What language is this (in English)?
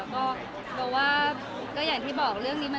Thai